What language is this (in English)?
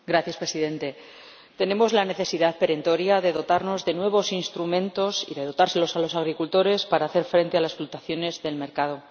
Spanish